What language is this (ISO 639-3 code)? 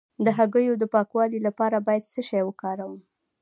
pus